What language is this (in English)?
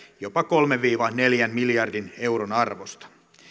Finnish